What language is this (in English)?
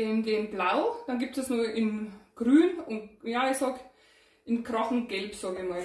German